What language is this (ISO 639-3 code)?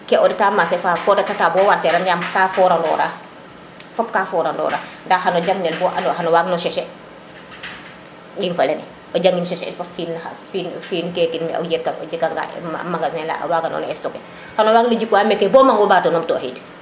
srr